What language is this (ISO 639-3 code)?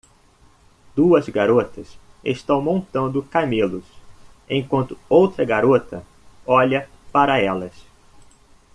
por